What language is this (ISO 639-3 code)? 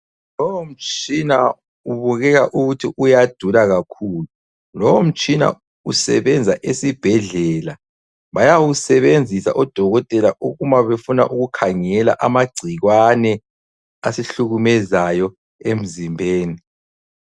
nde